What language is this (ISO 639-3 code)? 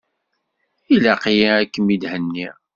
kab